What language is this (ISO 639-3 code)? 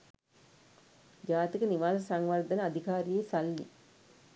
sin